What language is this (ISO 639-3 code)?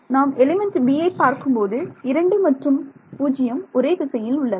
tam